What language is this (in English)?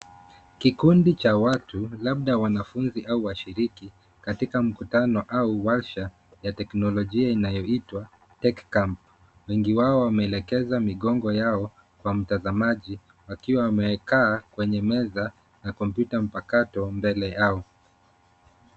Swahili